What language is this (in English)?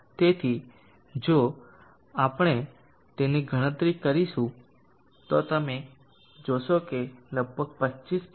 Gujarati